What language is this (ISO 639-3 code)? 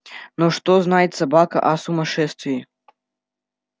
rus